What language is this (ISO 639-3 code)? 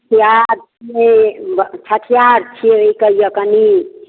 mai